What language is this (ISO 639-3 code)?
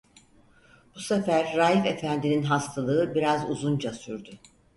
tur